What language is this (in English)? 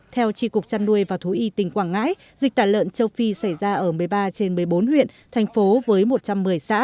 Vietnamese